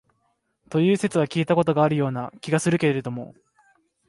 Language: Japanese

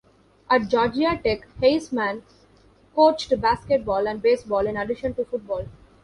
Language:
English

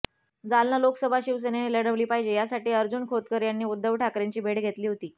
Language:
Marathi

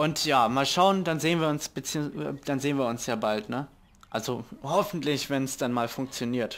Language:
German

